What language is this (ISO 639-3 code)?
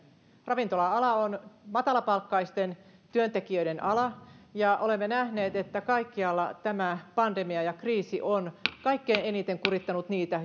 fin